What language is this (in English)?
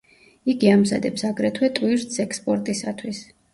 Georgian